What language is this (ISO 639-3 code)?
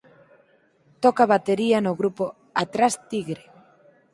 glg